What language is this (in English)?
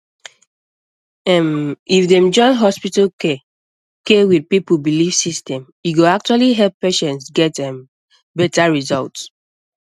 Nigerian Pidgin